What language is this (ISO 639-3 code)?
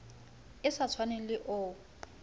sot